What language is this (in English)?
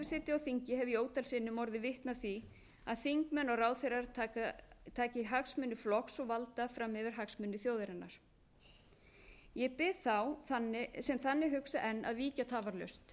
Icelandic